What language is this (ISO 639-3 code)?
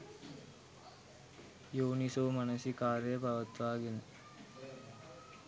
sin